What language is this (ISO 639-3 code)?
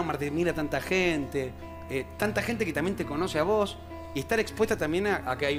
spa